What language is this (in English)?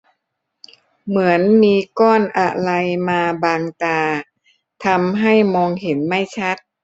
Thai